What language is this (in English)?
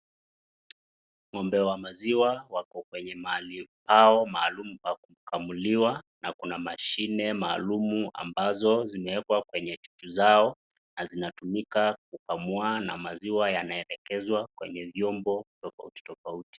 Swahili